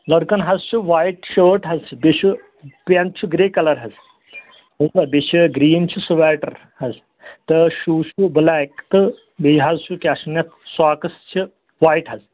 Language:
Kashmiri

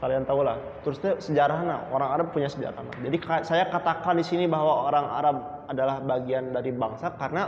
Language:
Indonesian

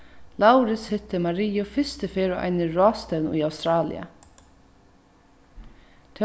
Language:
Faroese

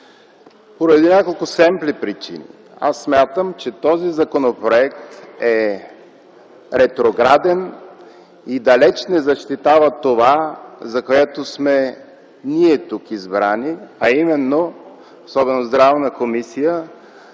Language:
Bulgarian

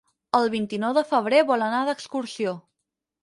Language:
Catalan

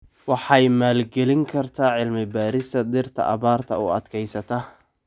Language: Somali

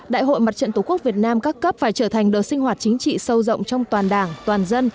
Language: Vietnamese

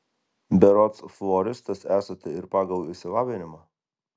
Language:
Lithuanian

